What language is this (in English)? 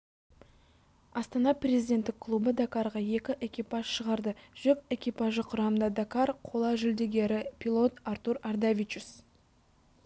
Kazakh